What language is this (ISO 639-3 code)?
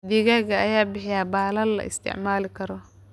som